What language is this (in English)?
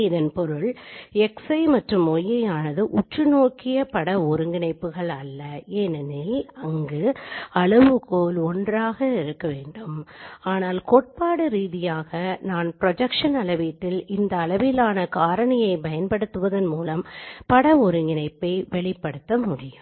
Tamil